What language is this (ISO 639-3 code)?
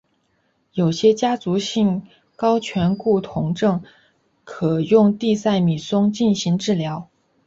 zho